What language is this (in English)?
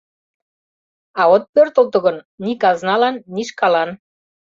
Mari